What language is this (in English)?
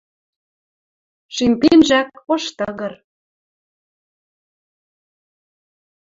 Western Mari